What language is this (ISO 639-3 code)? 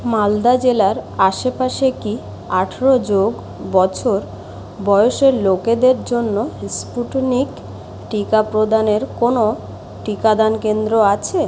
ben